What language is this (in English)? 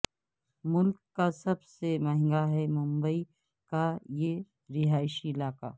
Urdu